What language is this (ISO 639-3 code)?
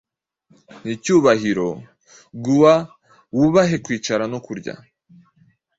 kin